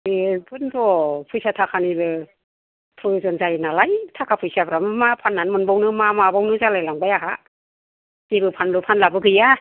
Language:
Bodo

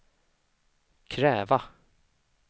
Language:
Swedish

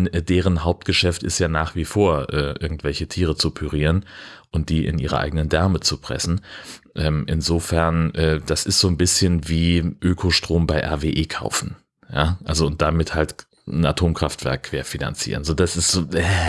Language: German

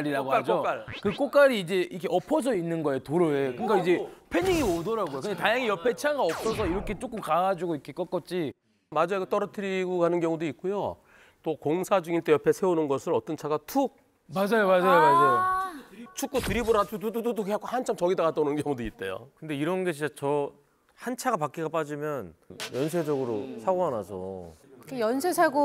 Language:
Korean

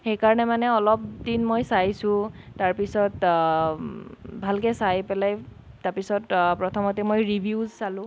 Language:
Assamese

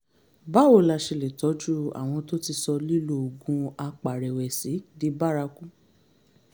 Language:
Yoruba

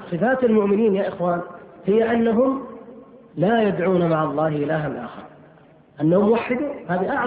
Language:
Arabic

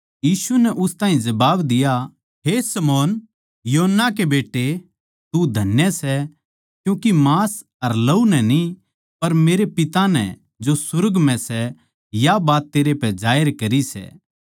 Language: Haryanvi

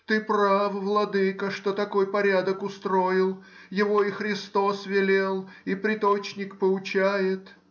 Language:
Russian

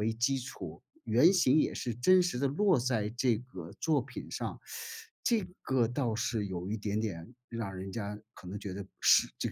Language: Chinese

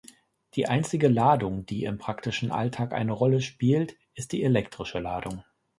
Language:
German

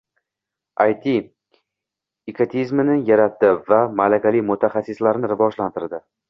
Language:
Uzbek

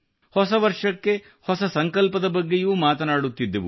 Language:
Kannada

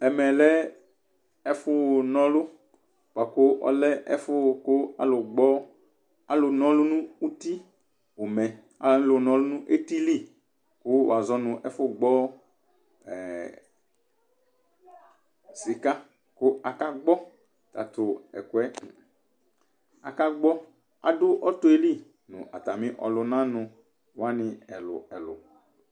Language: Ikposo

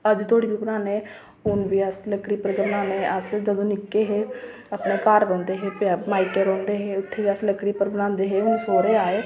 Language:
Dogri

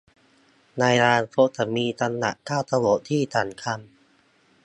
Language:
Thai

